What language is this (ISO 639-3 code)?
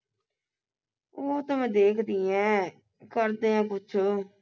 pan